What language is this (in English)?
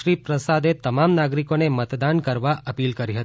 Gujarati